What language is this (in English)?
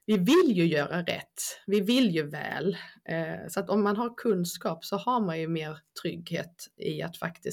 Swedish